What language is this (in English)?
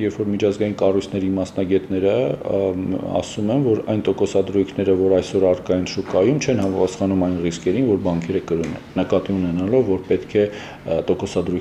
Romanian